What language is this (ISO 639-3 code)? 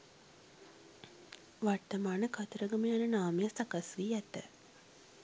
sin